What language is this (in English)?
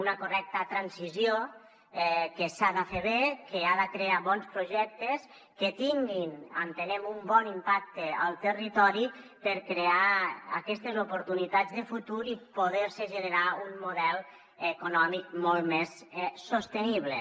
Catalan